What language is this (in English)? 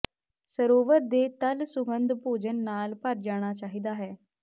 Punjabi